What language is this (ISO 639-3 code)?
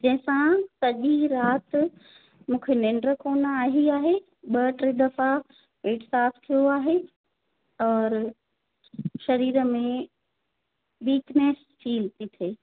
snd